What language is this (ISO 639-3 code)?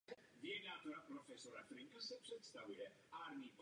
ces